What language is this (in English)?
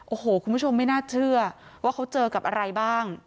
Thai